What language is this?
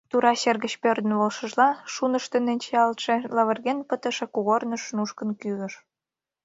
Mari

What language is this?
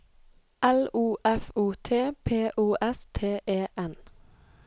Norwegian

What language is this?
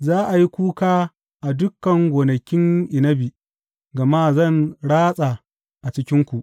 Hausa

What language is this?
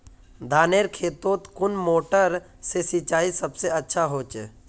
Magahi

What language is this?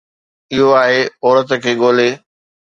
Sindhi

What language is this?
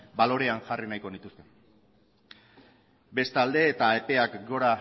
Basque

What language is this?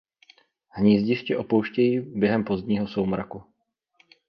Czech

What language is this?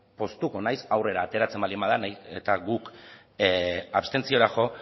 Basque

